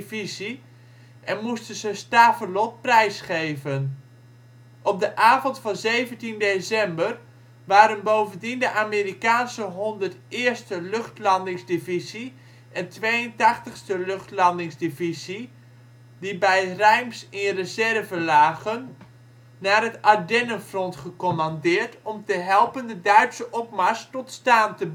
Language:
Dutch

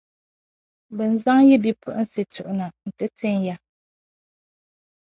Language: Dagbani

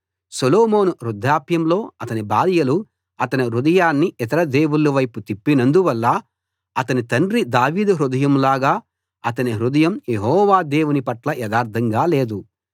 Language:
Telugu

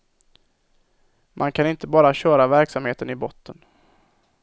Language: Swedish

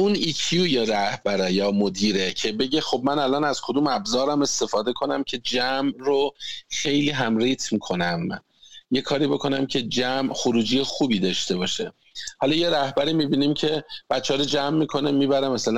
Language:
Persian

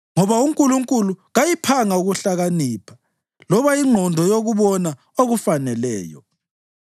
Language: North Ndebele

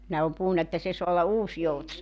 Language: Finnish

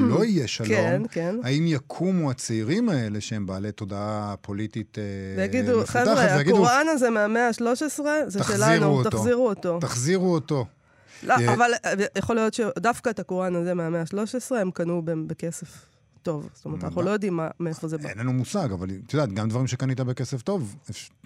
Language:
Hebrew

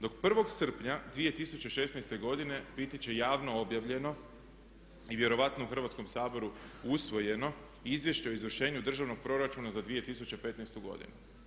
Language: Croatian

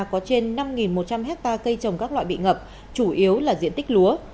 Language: Vietnamese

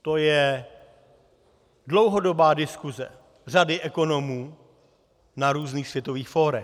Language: Czech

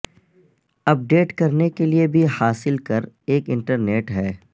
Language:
Urdu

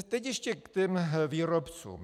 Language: Czech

